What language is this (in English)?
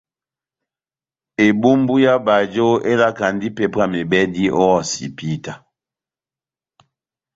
Batanga